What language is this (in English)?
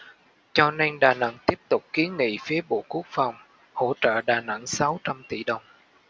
Vietnamese